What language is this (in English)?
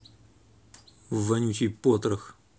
Russian